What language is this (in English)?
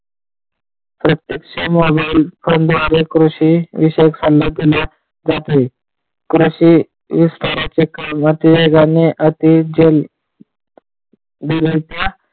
Marathi